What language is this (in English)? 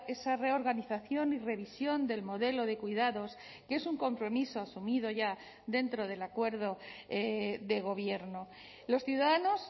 Spanish